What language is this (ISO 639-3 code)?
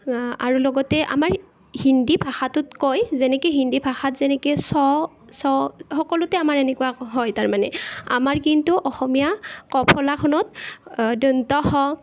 asm